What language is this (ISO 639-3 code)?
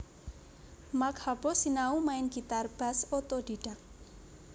jav